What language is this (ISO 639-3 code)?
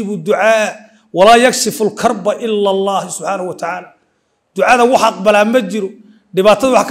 ara